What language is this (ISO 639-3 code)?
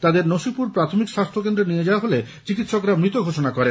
ben